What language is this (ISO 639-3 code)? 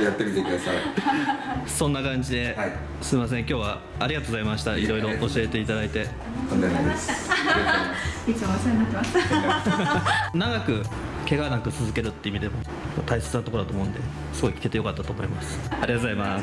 jpn